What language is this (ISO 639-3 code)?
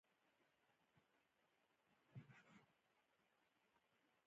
pus